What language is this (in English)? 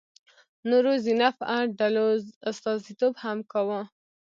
Pashto